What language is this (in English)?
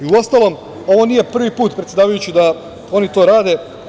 Serbian